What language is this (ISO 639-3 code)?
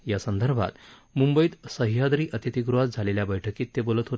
mar